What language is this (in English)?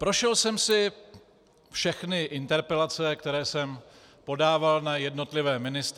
Czech